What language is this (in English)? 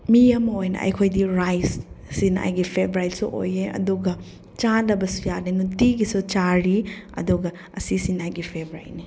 Manipuri